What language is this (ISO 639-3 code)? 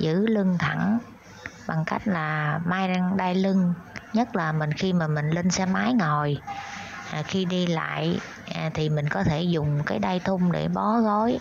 vie